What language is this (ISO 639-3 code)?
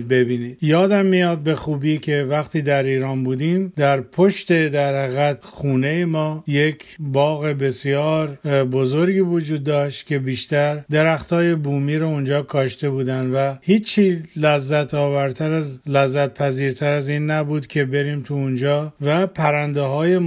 fas